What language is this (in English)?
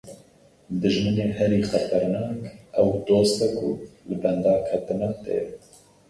Kurdish